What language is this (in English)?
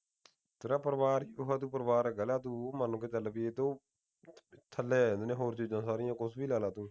Punjabi